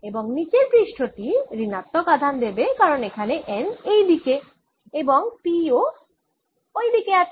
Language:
Bangla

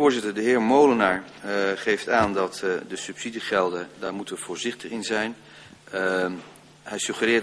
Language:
Dutch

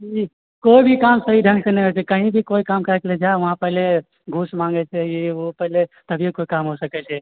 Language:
Maithili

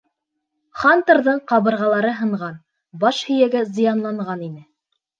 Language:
Bashkir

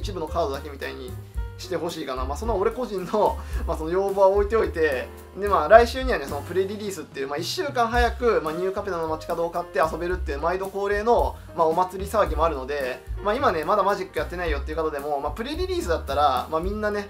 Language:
Japanese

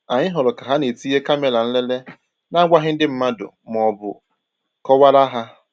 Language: Igbo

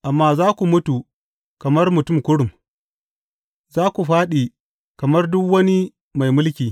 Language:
Hausa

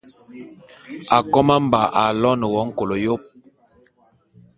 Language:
Bulu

